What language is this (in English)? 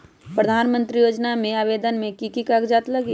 Magahi